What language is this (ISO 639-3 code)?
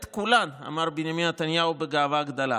heb